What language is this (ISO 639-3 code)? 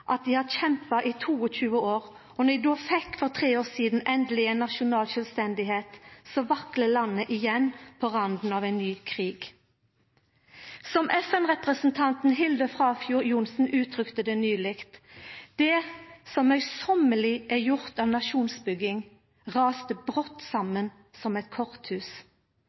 nno